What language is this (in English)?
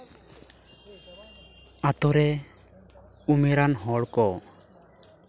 Santali